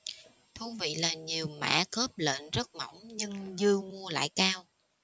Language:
Vietnamese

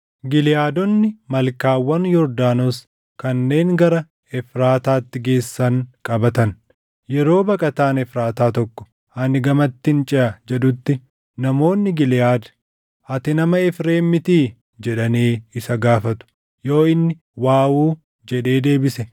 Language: Oromo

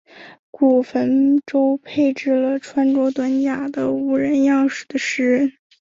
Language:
Chinese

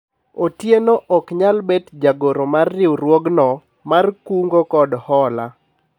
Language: Luo (Kenya and Tanzania)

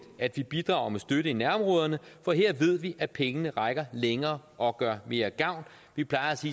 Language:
Danish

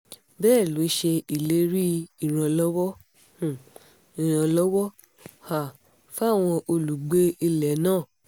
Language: Yoruba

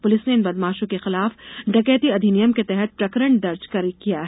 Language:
Hindi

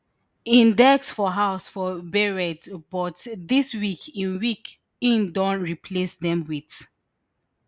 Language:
Nigerian Pidgin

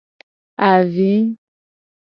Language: Gen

